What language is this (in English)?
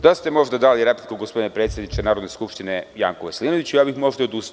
Serbian